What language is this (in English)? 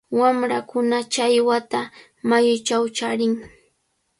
Cajatambo North Lima Quechua